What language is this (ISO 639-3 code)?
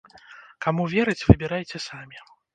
bel